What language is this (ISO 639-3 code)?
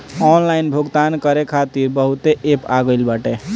bho